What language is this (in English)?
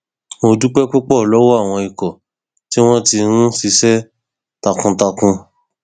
Yoruba